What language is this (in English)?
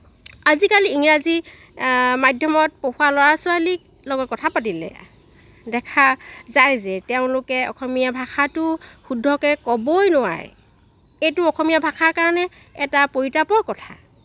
Assamese